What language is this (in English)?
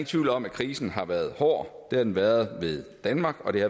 Danish